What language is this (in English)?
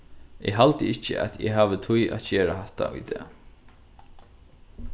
Faroese